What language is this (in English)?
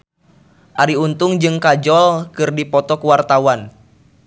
Sundanese